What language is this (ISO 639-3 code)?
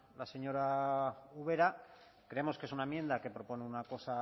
spa